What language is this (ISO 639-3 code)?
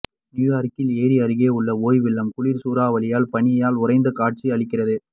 tam